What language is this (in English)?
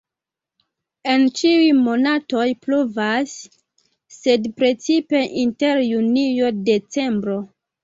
Esperanto